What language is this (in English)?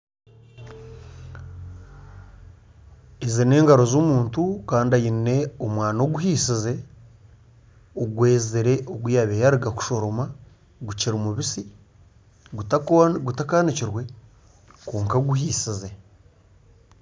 Nyankole